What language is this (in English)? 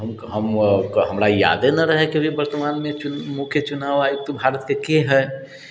Maithili